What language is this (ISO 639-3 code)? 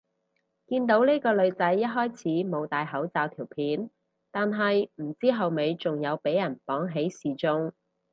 yue